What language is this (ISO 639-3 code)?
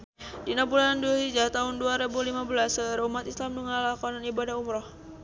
sun